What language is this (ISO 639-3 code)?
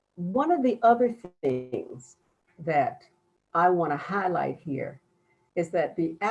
eng